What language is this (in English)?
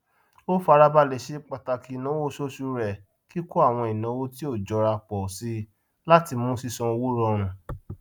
Yoruba